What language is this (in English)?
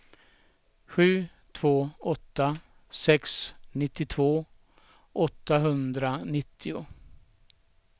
Swedish